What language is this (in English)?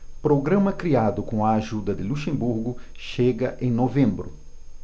Portuguese